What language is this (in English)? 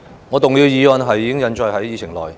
Cantonese